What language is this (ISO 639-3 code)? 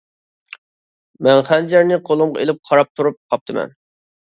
uig